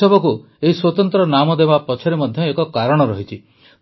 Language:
Odia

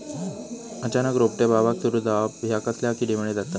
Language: Marathi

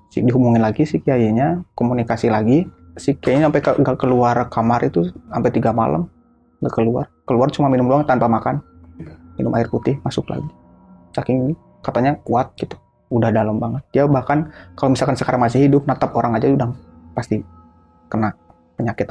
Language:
Indonesian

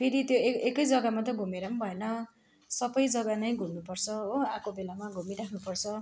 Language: Nepali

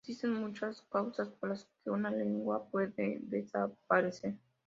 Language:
Spanish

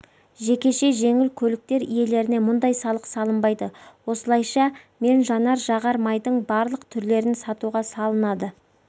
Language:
Kazakh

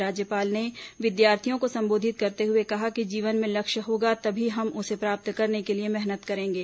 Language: Hindi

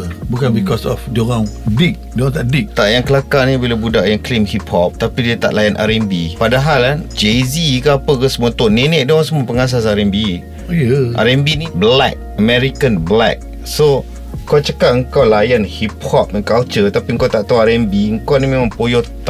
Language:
Malay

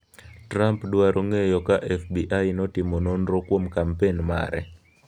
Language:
Luo (Kenya and Tanzania)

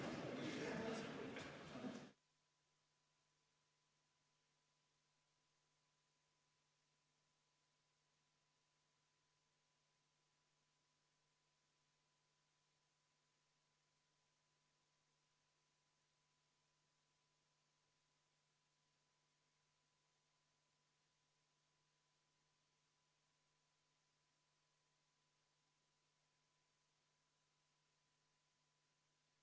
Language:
Estonian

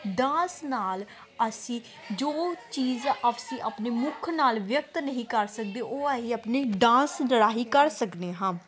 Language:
Punjabi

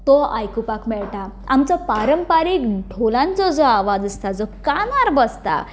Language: Konkani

